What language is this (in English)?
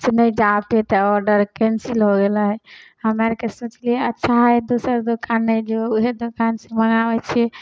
Maithili